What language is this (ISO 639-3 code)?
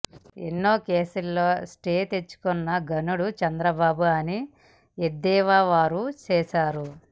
tel